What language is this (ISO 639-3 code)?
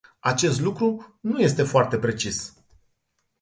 ron